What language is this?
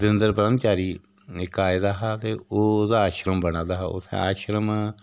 Dogri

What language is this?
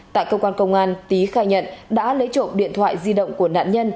Vietnamese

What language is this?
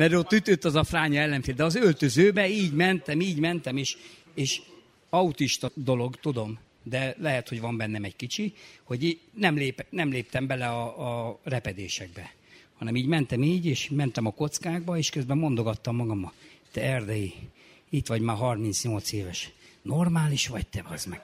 Hungarian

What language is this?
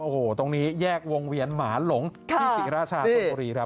Thai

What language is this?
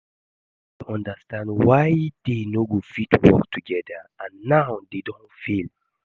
Nigerian Pidgin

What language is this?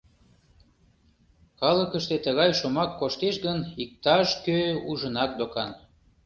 Mari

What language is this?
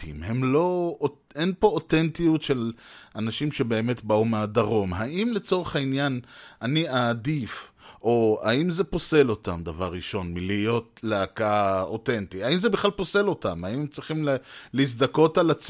Hebrew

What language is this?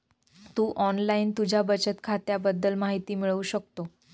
Marathi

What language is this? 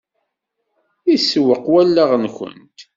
Kabyle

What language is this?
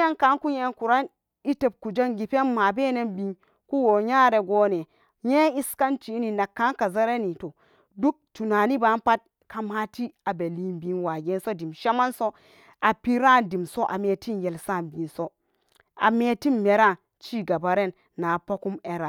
Samba Daka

